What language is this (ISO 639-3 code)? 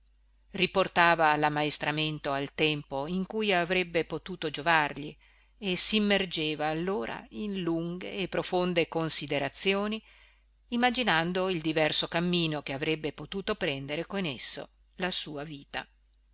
ita